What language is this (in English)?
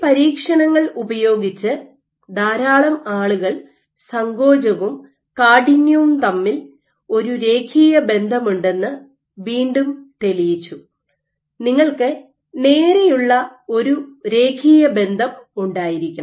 Malayalam